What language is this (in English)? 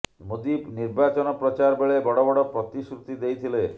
Odia